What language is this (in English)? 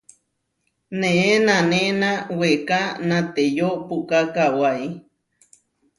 Huarijio